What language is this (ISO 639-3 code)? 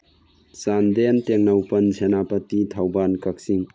mni